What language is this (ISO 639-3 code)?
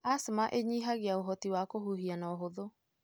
kik